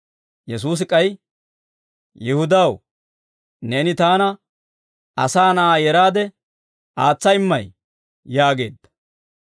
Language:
Dawro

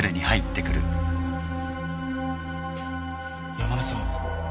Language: Japanese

